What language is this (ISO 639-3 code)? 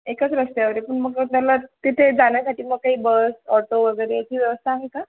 mar